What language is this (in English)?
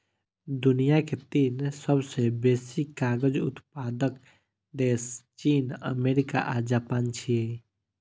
Maithili